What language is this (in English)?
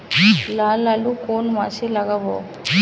Bangla